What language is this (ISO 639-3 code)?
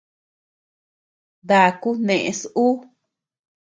cux